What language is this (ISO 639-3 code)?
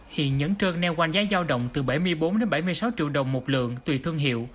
vie